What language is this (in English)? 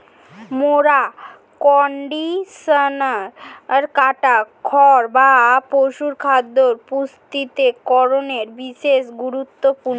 Bangla